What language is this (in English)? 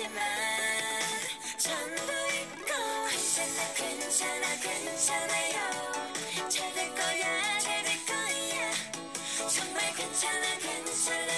Korean